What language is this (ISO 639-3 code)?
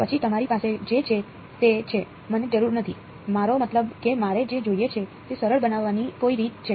guj